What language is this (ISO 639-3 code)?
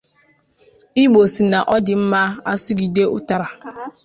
ibo